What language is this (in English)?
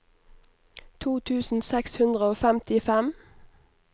Norwegian